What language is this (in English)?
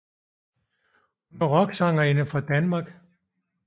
Danish